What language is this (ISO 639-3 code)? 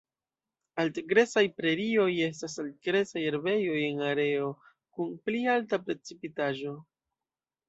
epo